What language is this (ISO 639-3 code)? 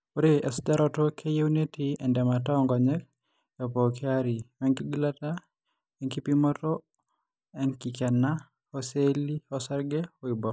mas